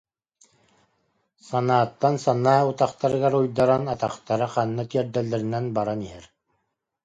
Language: Yakut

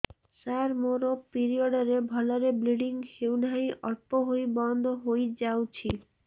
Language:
Odia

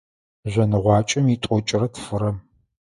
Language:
Adyghe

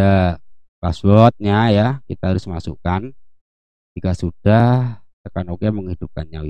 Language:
Indonesian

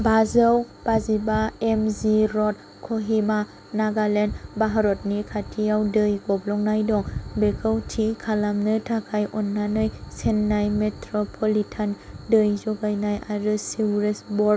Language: Bodo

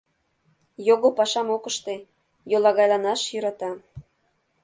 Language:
Mari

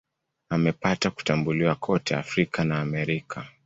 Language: Swahili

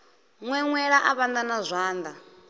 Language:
Venda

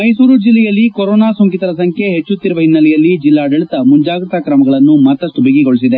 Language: Kannada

